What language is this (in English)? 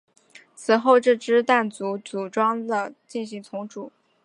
Chinese